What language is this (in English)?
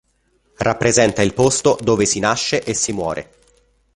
Italian